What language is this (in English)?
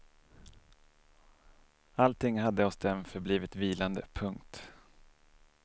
Swedish